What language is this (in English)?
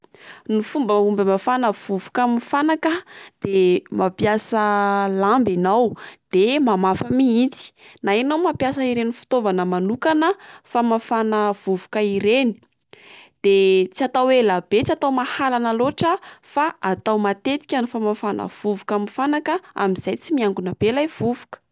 Malagasy